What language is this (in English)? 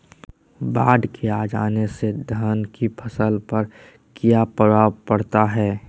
Magahi